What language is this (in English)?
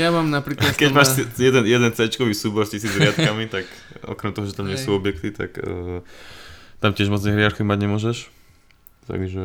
Slovak